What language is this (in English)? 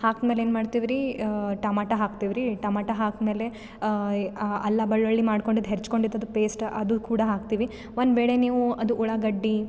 Kannada